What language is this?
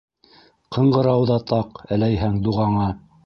Bashkir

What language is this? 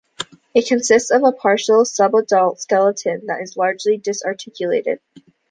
English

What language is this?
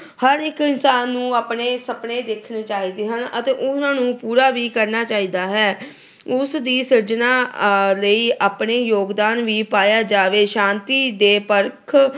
Punjabi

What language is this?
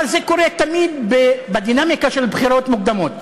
Hebrew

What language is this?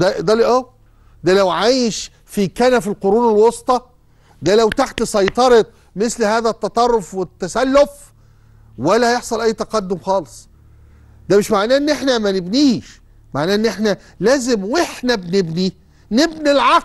Arabic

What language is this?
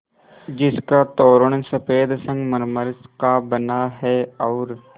Hindi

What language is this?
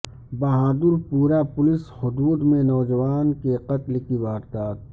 Urdu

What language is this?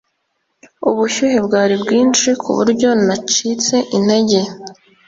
Kinyarwanda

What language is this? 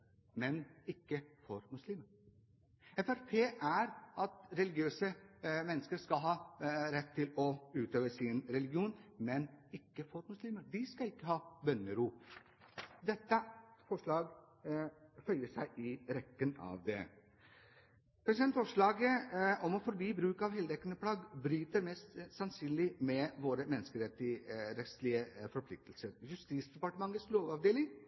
Norwegian Bokmål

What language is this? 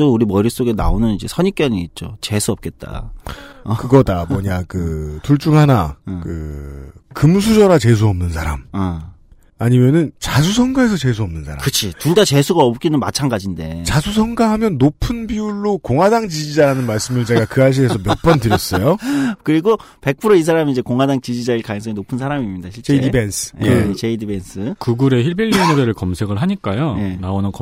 Korean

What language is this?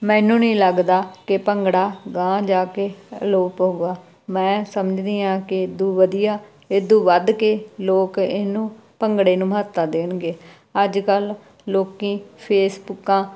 Punjabi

